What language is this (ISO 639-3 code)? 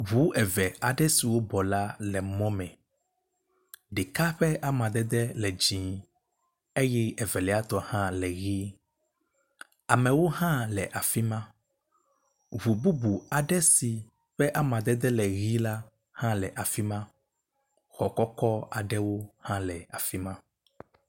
ewe